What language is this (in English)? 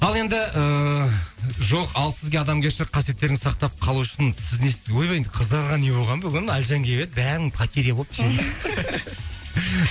Kazakh